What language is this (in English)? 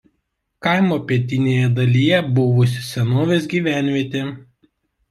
Lithuanian